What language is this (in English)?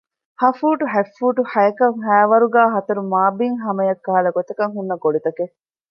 Divehi